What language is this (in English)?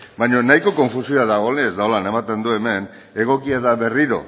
Basque